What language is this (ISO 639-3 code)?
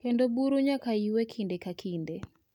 luo